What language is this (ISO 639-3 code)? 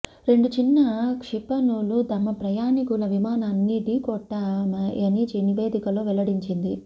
tel